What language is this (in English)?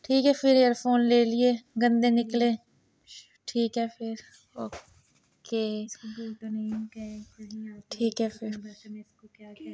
Dogri